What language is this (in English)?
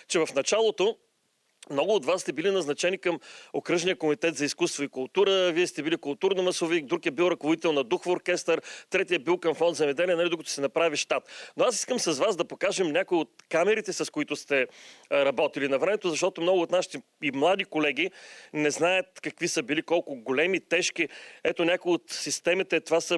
Bulgarian